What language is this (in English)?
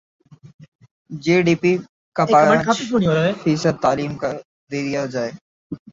Urdu